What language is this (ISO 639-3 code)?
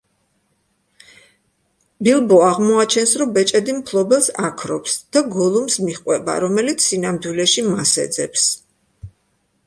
kat